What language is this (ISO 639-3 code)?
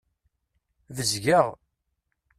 kab